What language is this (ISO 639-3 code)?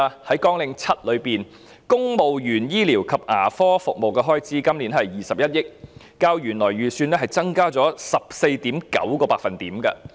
yue